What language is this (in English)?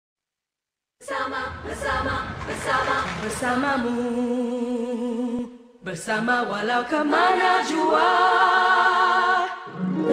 Indonesian